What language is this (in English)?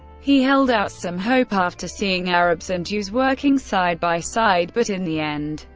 English